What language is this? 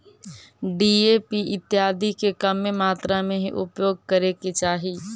Magahi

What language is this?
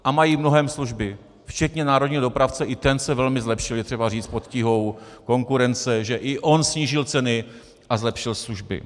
Czech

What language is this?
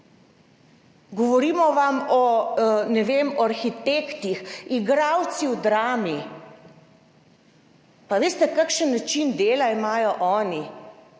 Slovenian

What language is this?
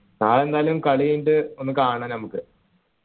Malayalam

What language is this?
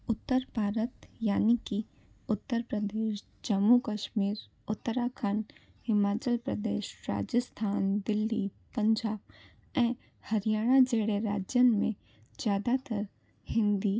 Sindhi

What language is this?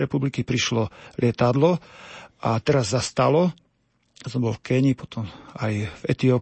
Slovak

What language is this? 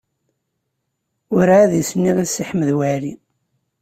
Kabyle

